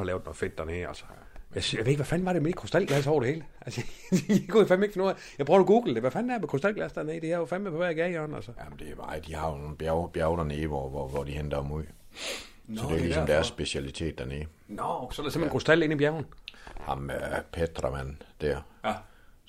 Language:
Danish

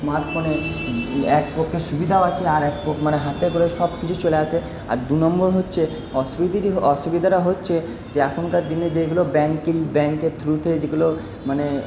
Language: Bangla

